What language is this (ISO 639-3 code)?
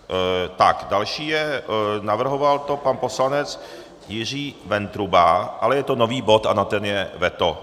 ces